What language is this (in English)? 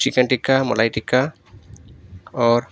Urdu